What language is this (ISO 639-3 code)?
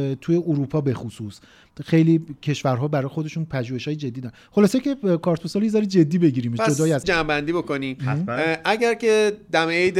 fas